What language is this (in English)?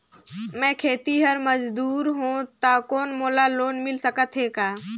Chhattisgarhi